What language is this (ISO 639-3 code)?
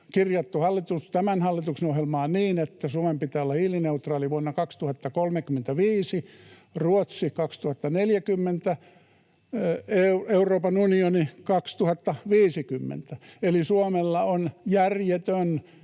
fin